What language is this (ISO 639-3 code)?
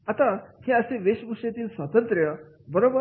mar